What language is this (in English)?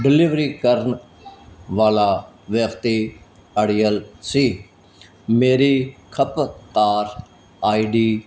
Punjabi